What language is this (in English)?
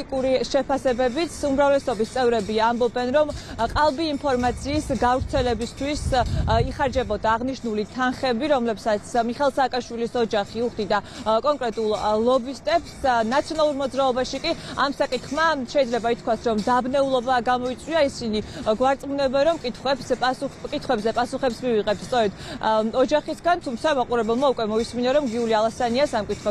Romanian